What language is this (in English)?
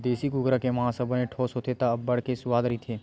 Chhattisgarhi